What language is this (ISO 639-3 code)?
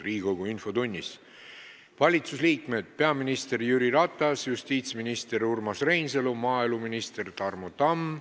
est